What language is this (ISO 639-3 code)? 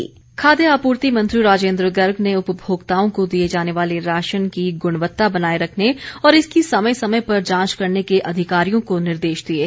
hin